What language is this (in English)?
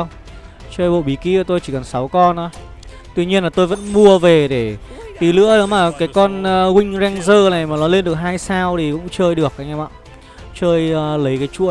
Vietnamese